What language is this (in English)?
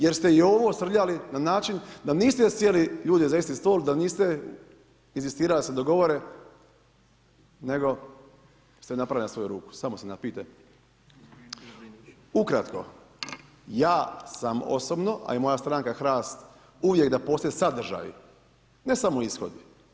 Croatian